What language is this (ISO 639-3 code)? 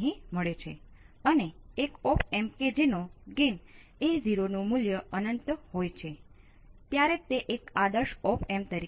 guj